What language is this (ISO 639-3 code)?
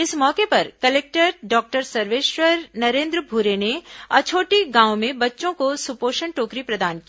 hin